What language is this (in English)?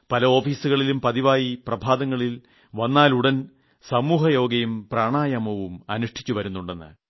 Malayalam